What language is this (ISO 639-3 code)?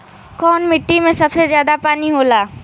bho